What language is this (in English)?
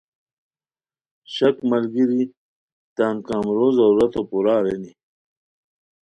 Khowar